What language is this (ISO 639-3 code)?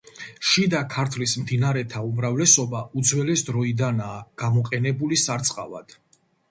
kat